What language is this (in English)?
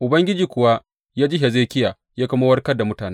Hausa